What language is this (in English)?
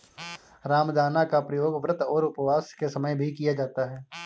Hindi